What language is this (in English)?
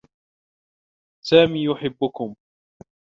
Arabic